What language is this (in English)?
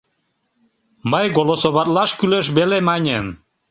Mari